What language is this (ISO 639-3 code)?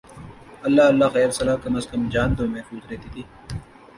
urd